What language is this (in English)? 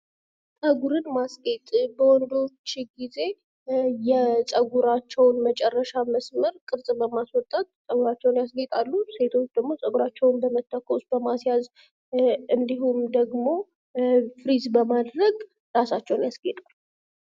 Amharic